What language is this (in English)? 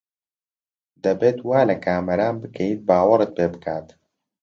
Central Kurdish